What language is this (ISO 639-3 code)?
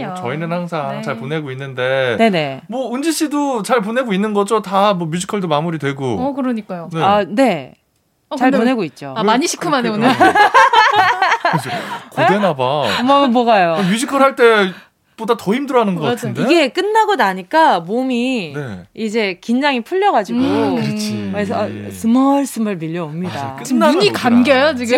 kor